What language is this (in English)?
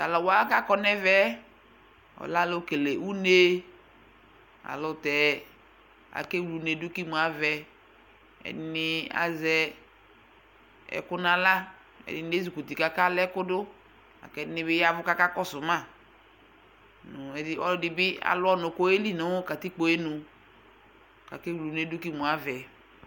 Ikposo